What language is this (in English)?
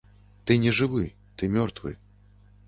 Belarusian